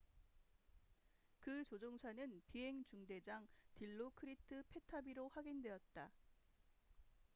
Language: Korean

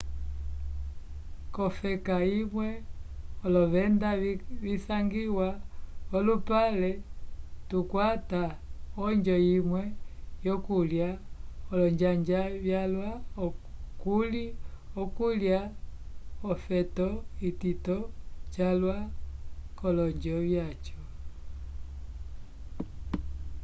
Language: Umbundu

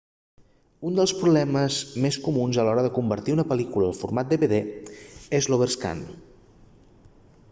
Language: Catalan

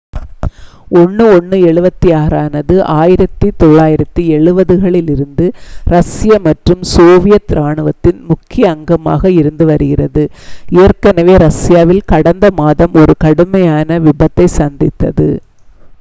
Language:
Tamil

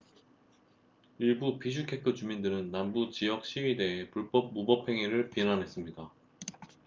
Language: Korean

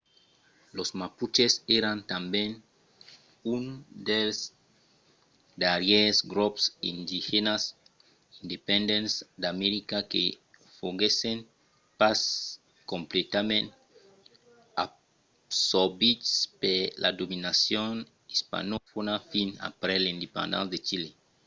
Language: Occitan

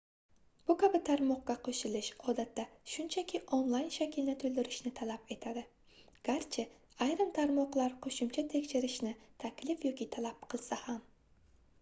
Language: Uzbek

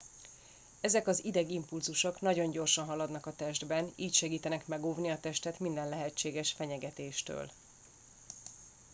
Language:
Hungarian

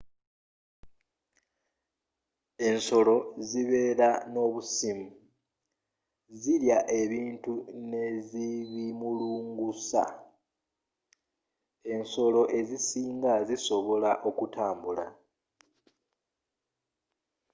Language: Ganda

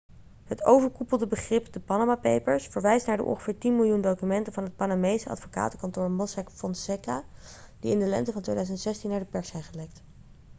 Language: Dutch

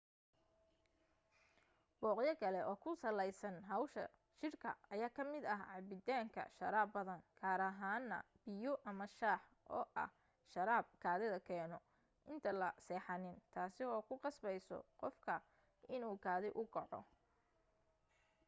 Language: Somali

